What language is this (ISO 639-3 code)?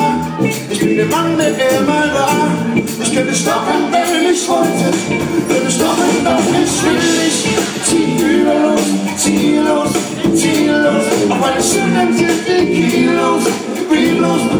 kor